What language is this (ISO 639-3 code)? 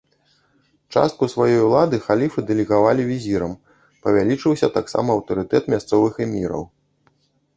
bel